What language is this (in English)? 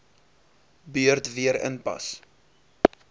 Afrikaans